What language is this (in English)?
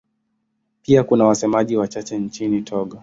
Swahili